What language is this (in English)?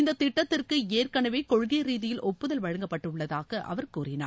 Tamil